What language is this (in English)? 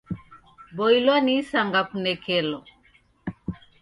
Taita